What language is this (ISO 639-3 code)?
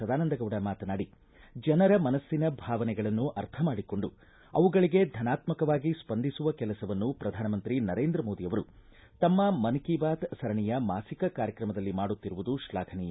kan